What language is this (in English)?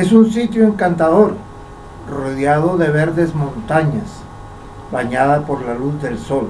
Spanish